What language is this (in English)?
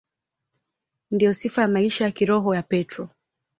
Swahili